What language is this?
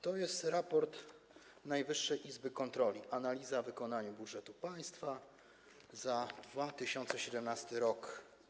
Polish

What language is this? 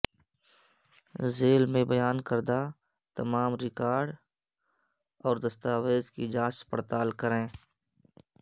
Urdu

